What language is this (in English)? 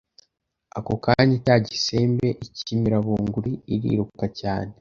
Kinyarwanda